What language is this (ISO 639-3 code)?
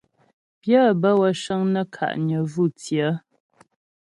bbj